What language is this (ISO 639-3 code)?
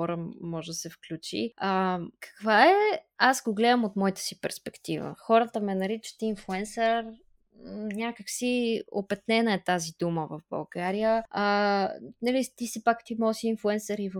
bul